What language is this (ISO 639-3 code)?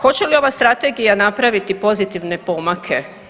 hrv